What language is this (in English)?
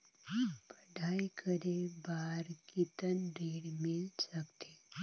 Chhattisgarhi